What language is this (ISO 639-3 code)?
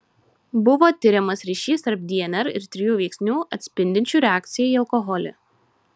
lit